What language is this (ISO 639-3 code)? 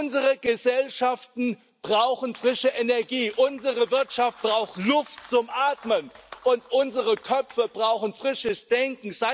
deu